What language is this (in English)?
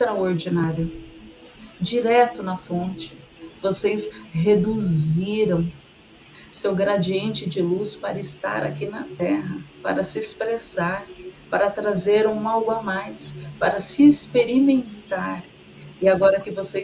Portuguese